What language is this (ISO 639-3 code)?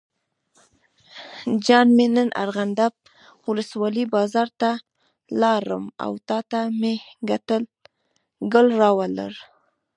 pus